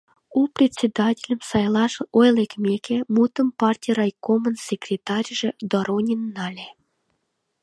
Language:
Mari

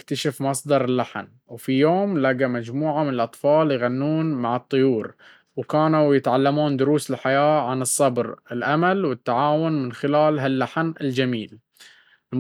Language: Baharna Arabic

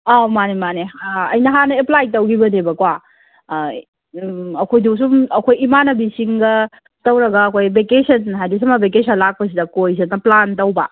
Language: Manipuri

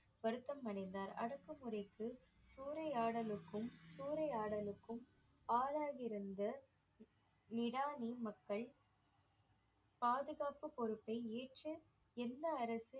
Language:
Tamil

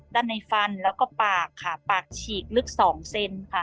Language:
Thai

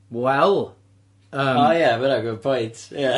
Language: Welsh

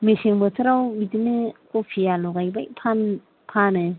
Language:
Bodo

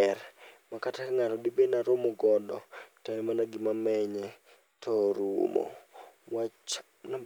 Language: Luo (Kenya and Tanzania)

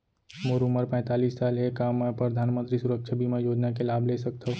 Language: Chhattisgarhi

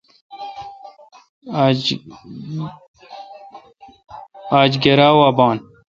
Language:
Kalkoti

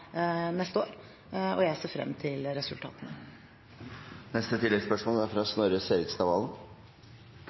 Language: Norwegian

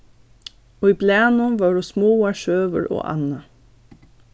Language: Faroese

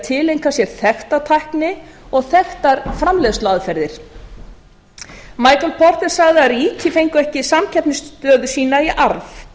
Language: Icelandic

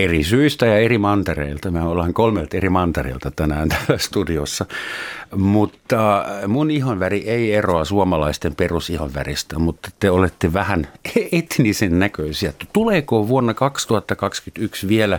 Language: Finnish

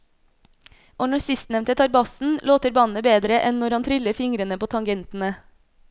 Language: Norwegian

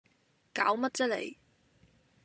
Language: Cantonese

